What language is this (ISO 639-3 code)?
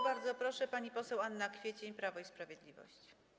pol